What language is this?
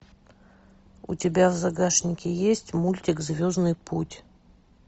Russian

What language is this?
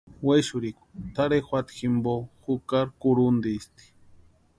Western Highland Purepecha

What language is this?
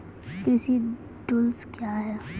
Maithili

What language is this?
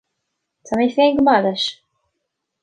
Irish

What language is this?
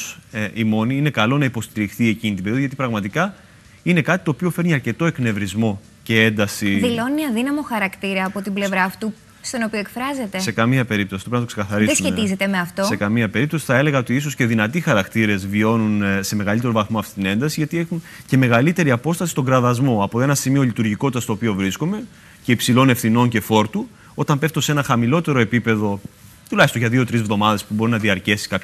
Greek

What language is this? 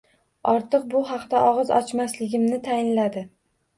Uzbek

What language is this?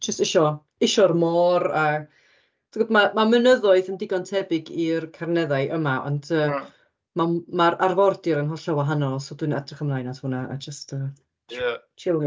Welsh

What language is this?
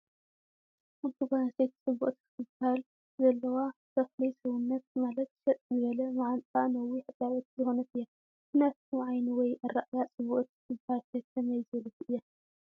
Tigrinya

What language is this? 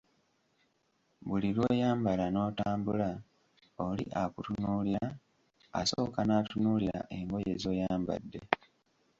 Ganda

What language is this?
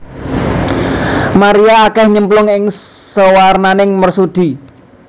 Javanese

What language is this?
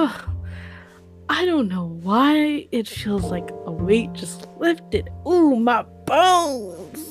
English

